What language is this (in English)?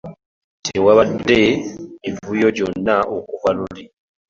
Ganda